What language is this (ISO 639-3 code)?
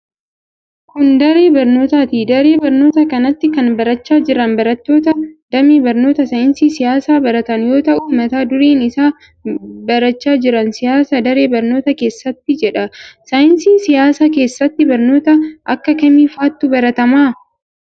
orm